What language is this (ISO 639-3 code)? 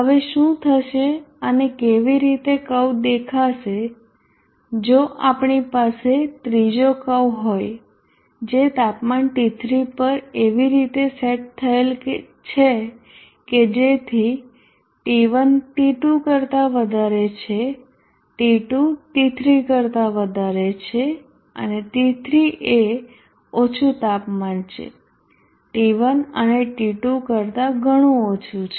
guj